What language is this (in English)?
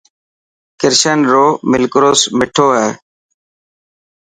Dhatki